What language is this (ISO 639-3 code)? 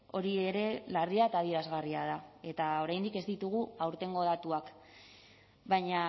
eus